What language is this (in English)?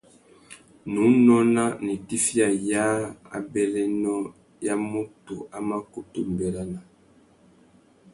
Tuki